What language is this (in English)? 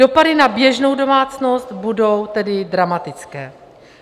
Czech